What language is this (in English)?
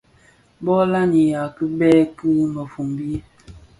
Bafia